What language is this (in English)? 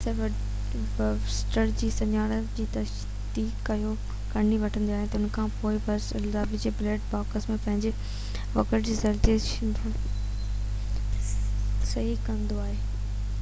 Sindhi